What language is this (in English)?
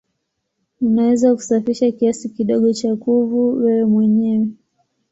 Swahili